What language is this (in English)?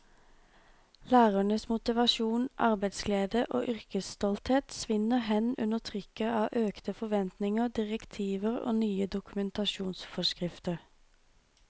Norwegian